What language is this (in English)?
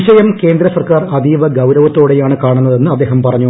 Malayalam